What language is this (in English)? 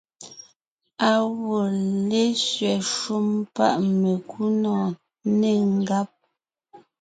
Ngiemboon